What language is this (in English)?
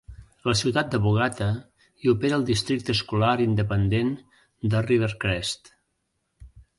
Catalan